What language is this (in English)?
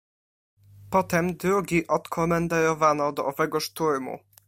Polish